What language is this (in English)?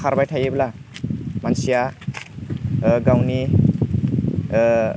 Bodo